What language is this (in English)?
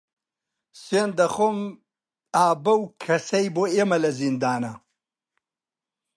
Central Kurdish